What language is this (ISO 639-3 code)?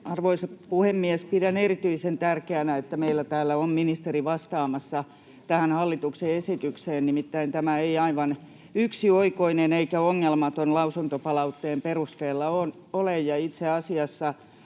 fin